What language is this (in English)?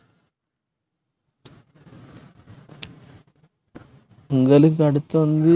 Tamil